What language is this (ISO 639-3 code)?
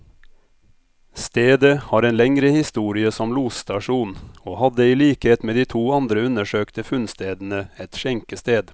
nor